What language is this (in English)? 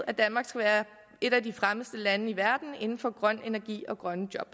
Danish